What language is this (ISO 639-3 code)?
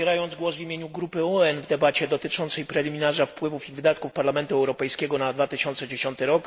pol